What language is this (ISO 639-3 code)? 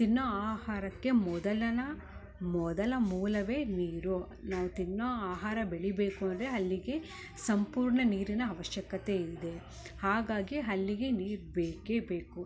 kan